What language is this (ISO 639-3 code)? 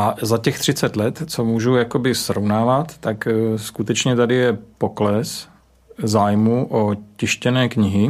ces